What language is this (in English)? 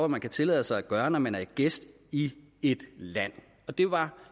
Danish